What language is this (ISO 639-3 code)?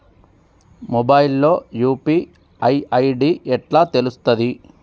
tel